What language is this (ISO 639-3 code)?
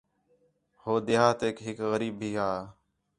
xhe